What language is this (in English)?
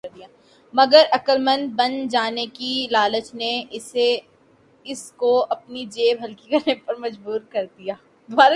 Urdu